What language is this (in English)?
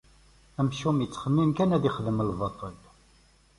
Kabyle